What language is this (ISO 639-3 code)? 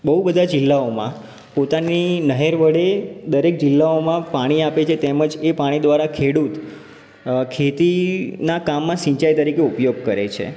guj